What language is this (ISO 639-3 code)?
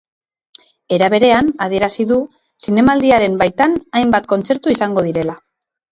eus